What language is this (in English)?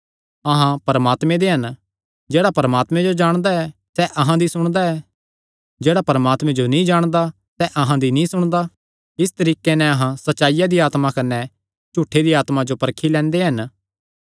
Kangri